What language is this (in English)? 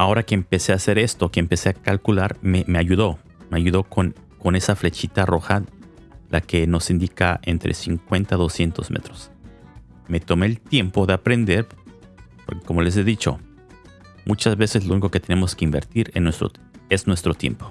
Spanish